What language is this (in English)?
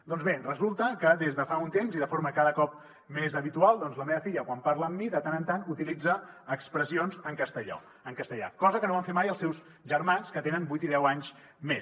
Catalan